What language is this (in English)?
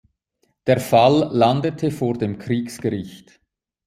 German